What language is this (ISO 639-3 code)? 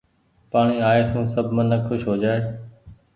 gig